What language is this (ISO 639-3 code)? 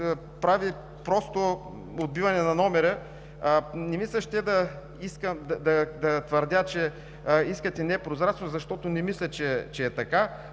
bul